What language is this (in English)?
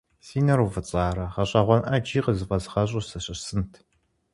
Kabardian